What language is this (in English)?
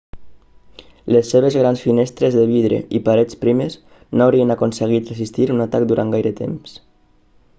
Catalan